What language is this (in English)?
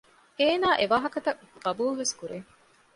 Divehi